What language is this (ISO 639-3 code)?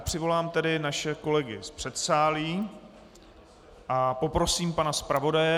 ces